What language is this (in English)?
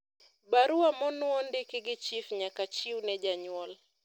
Luo (Kenya and Tanzania)